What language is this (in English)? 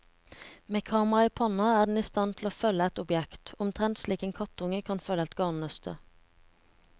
Norwegian